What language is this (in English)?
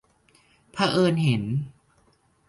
Thai